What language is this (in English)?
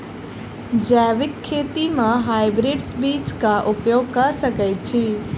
Maithili